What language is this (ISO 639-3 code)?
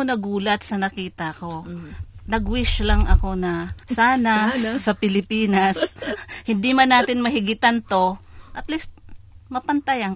fil